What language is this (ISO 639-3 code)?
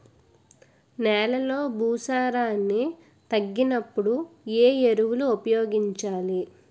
tel